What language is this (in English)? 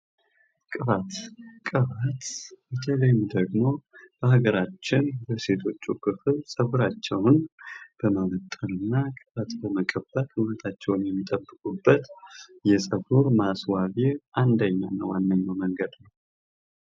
Amharic